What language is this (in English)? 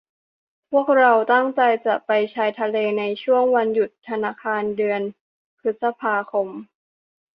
Thai